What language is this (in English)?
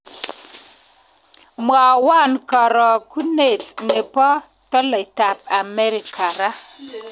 Kalenjin